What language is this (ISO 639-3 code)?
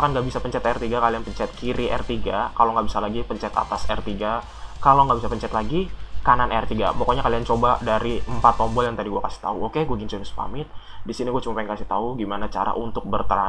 ind